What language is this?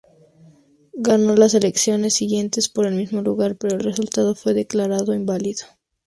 Spanish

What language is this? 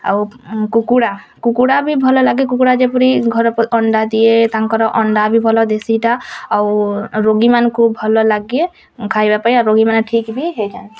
Odia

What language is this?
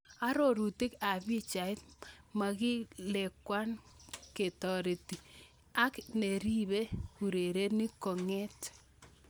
Kalenjin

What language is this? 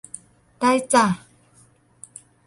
Thai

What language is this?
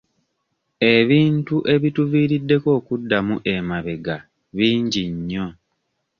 Ganda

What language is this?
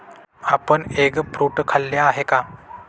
Marathi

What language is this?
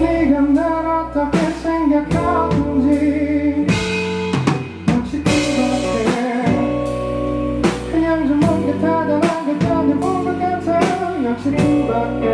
Korean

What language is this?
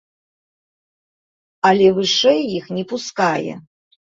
Belarusian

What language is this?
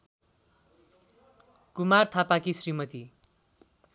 Nepali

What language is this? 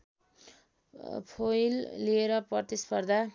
Nepali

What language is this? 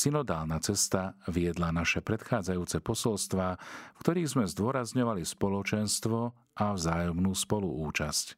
Slovak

